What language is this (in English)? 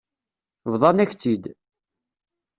Kabyle